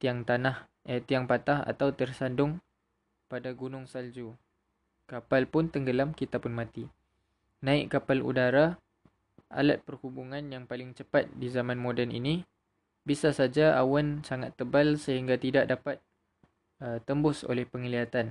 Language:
Malay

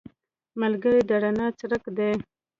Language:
Pashto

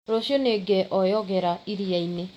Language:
Kikuyu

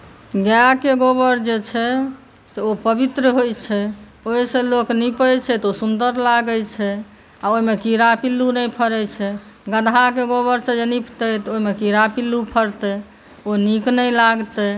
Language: Maithili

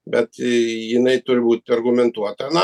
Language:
Lithuanian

